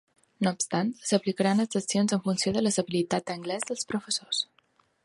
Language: Catalan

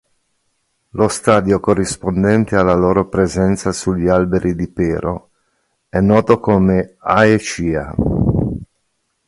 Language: Italian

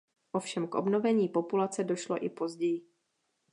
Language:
Czech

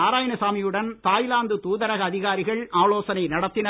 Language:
Tamil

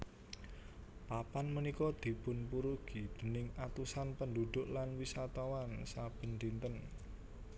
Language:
Javanese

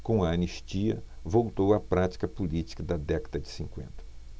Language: Portuguese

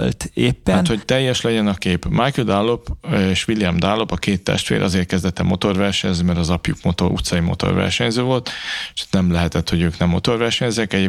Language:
Hungarian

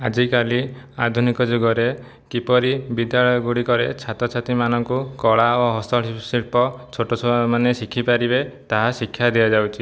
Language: Odia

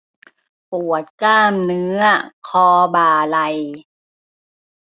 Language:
Thai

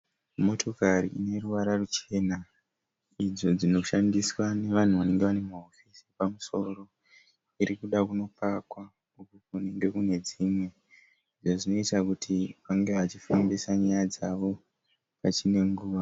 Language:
Shona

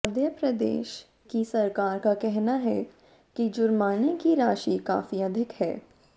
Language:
Hindi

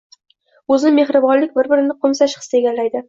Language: Uzbek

